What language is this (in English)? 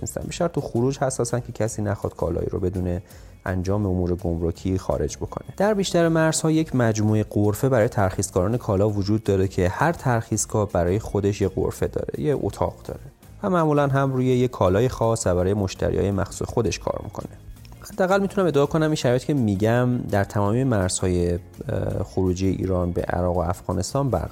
Persian